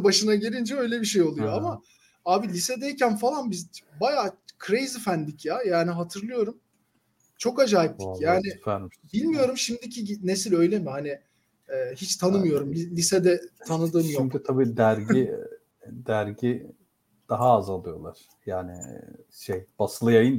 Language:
Turkish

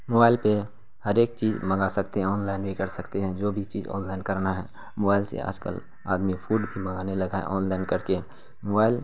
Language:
Urdu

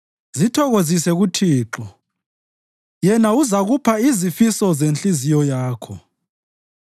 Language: North Ndebele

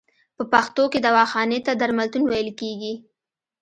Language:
Pashto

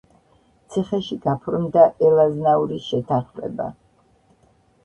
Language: Georgian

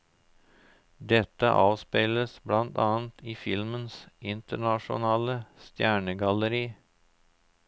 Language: Norwegian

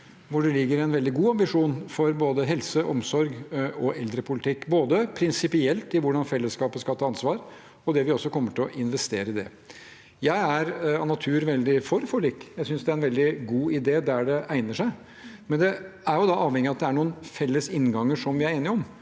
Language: Norwegian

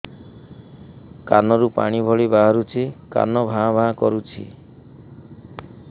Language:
Odia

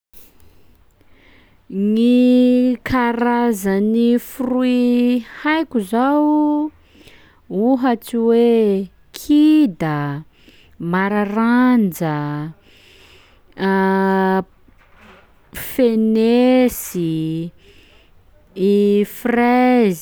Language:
Sakalava Malagasy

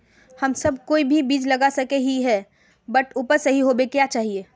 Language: Magahi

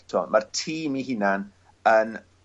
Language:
Welsh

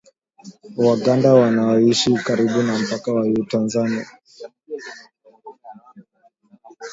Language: Swahili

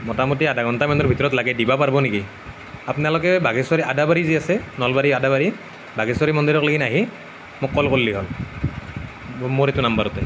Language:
Assamese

